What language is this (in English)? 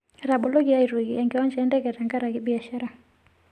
Masai